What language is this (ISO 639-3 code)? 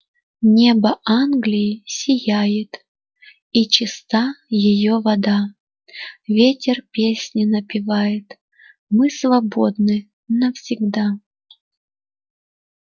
rus